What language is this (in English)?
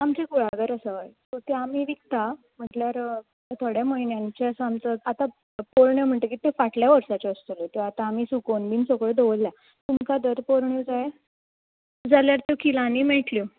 Konkani